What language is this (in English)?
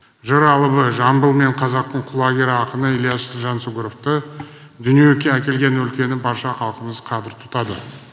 Kazakh